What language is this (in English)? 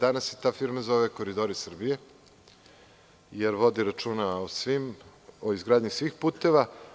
Serbian